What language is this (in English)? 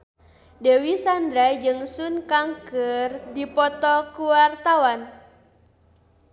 Sundanese